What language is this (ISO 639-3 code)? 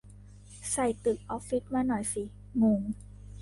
tha